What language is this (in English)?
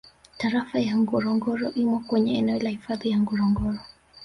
Swahili